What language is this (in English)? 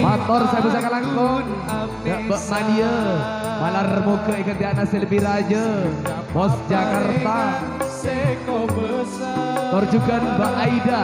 Indonesian